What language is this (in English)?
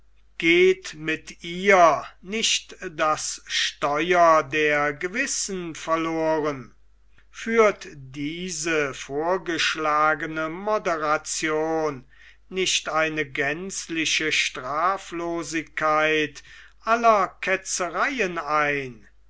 German